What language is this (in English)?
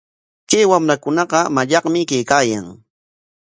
Corongo Ancash Quechua